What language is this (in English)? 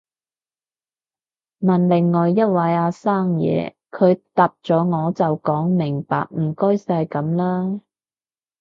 Cantonese